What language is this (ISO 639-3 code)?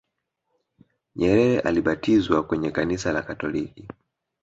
swa